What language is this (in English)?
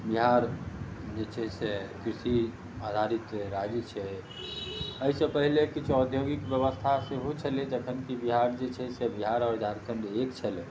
Maithili